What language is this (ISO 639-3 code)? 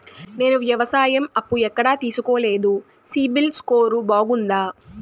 tel